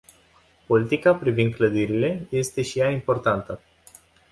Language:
Romanian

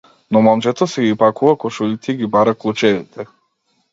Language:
Macedonian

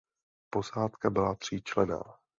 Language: Czech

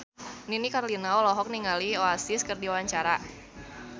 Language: Sundanese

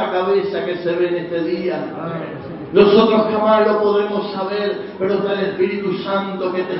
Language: Spanish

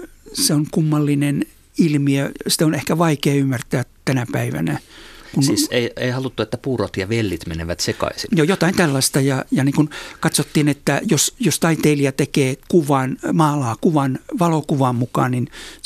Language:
Finnish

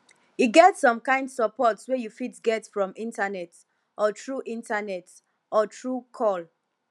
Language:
Nigerian Pidgin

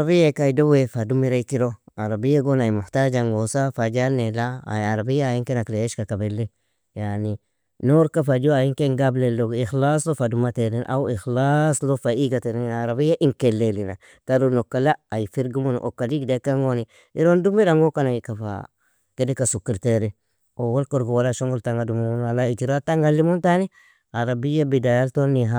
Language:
Nobiin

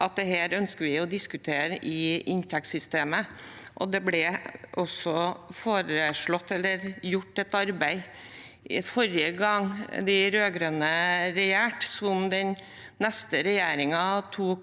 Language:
Norwegian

